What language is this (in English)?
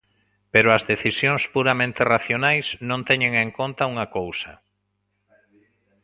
Galician